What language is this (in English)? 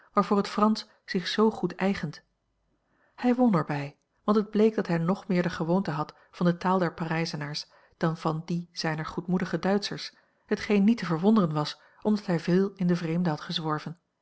Dutch